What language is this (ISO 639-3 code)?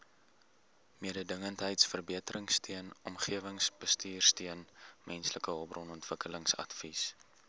afr